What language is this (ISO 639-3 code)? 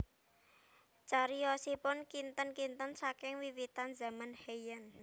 jav